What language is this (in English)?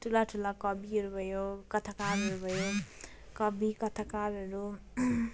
Nepali